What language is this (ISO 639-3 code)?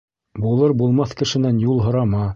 bak